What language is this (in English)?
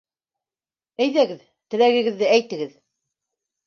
Bashkir